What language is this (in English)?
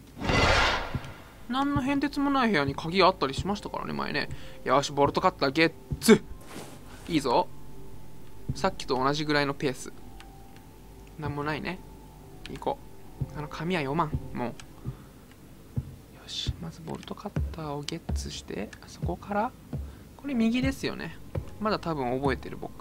Japanese